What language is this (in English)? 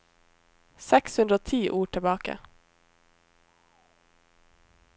Norwegian